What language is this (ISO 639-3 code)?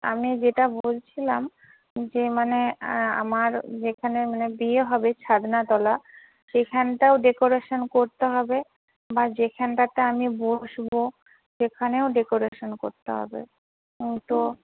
ben